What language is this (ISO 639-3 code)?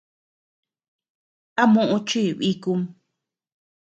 cux